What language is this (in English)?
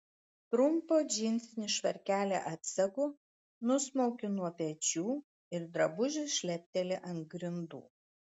Lithuanian